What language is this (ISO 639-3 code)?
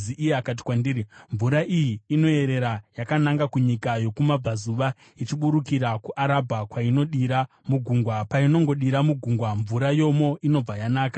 sna